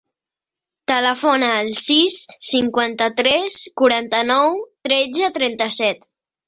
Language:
Catalan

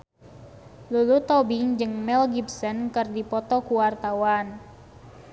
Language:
Sundanese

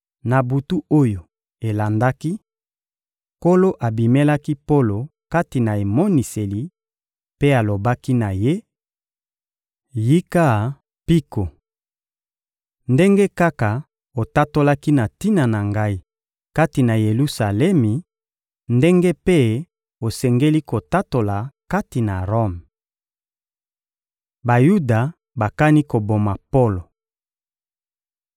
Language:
Lingala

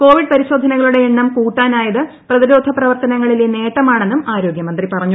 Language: Malayalam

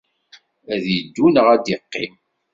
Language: Kabyle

